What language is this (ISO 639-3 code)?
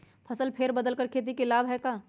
mag